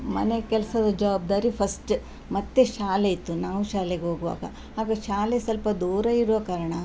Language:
Kannada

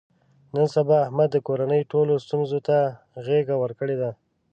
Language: Pashto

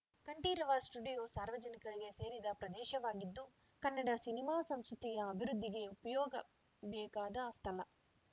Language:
Kannada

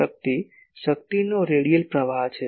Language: Gujarati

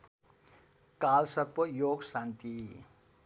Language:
Nepali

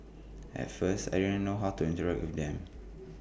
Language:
English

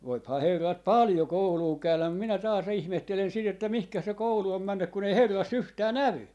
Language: Finnish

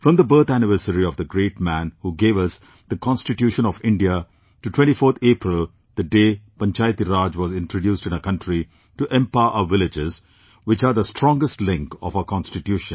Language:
English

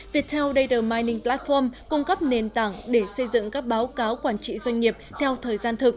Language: Vietnamese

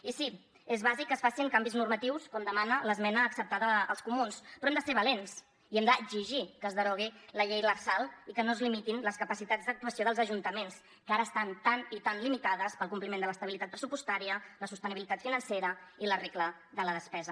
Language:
Catalan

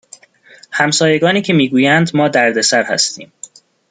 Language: Persian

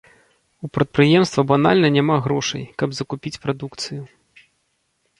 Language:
Belarusian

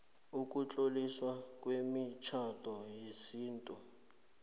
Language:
South Ndebele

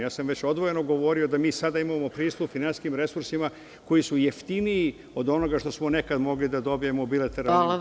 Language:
Serbian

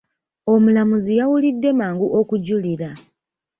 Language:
Ganda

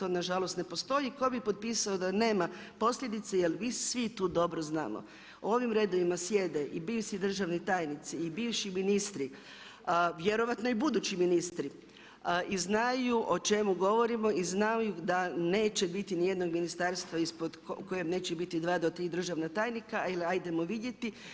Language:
Croatian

